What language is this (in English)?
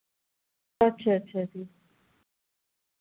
Dogri